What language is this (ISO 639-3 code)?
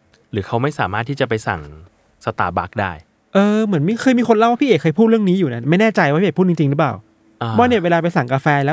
tha